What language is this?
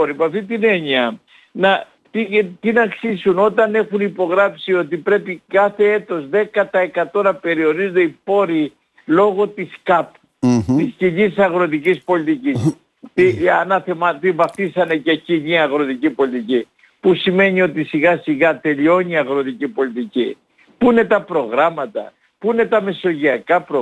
Greek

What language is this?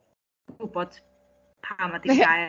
Welsh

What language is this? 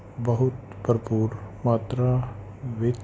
Punjabi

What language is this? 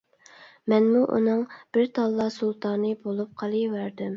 Uyghur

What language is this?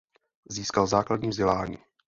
Czech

